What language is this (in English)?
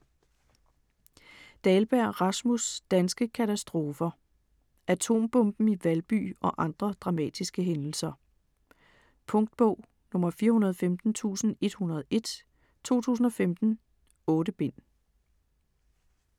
Danish